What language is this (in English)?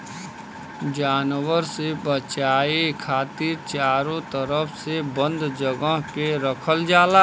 Bhojpuri